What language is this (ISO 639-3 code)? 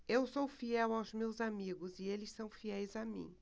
por